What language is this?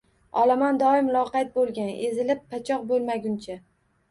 Uzbek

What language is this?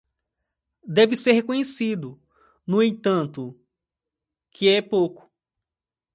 Portuguese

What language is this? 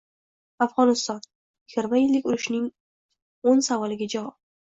Uzbek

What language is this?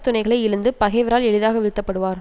Tamil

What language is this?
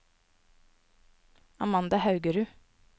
Norwegian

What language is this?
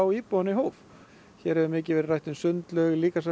Icelandic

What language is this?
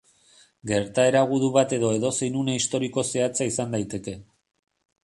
Basque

